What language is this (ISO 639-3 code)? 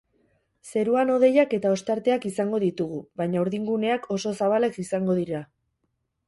eus